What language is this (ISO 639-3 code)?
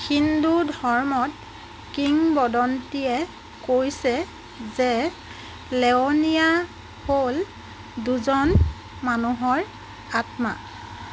asm